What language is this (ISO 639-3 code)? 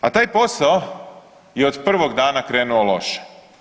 hrv